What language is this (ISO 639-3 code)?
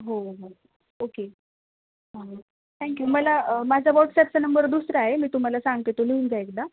mar